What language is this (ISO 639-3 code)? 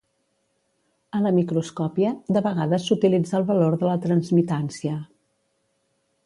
cat